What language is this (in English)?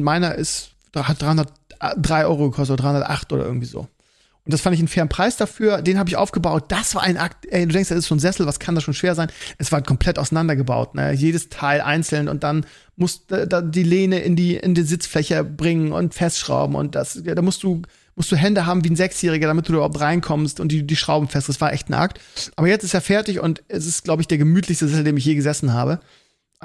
German